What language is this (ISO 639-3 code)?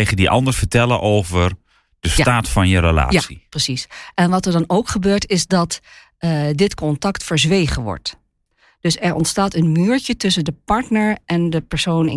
nld